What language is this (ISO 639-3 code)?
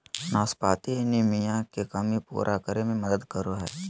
mag